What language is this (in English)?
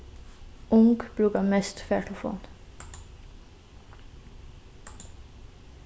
Faroese